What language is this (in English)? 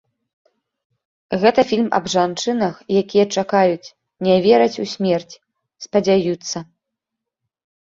Belarusian